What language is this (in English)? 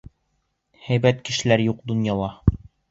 Bashkir